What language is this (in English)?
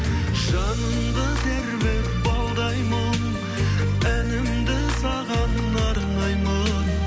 Kazakh